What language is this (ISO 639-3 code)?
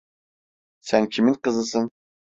tur